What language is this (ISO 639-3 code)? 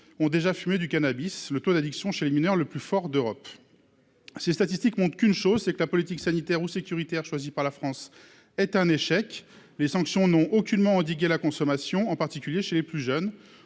fra